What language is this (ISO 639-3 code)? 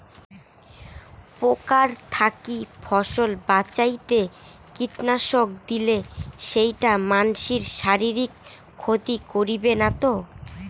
ben